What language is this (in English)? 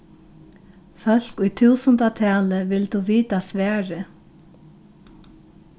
Faroese